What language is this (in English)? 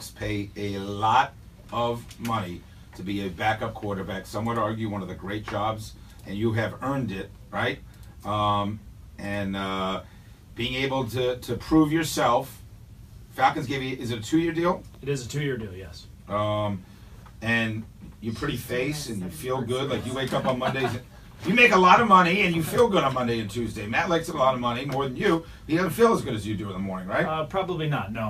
English